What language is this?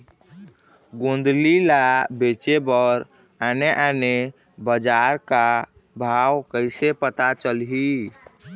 Chhattisgarhi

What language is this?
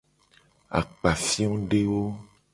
Gen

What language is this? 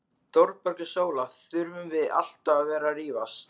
Icelandic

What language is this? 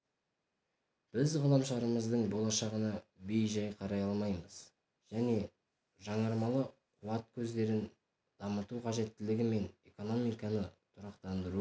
Kazakh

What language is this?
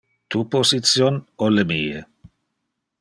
Interlingua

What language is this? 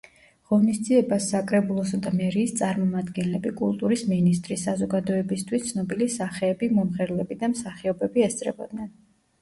Georgian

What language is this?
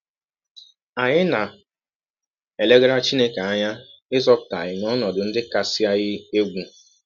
Igbo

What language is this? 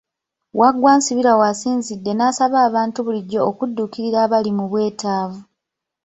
Ganda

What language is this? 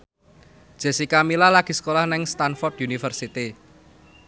Javanese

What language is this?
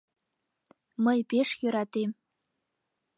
Mari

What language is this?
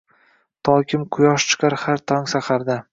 Uzbek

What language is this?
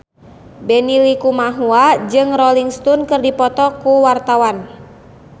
Sundanese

